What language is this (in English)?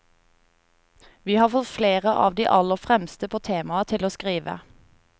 Norwegian